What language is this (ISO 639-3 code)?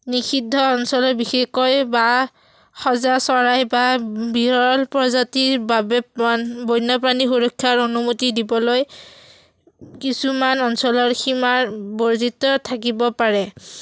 asm